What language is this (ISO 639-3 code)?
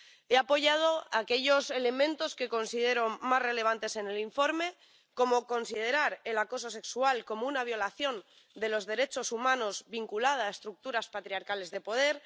spa